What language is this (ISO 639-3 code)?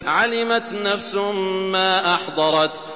ara